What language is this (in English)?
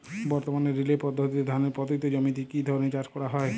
Bangla